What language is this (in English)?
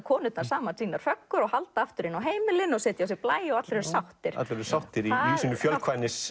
Icelandic